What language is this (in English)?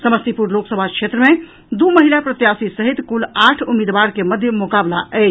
Maithili